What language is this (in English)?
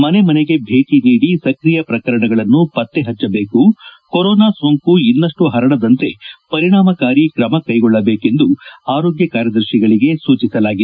Kannada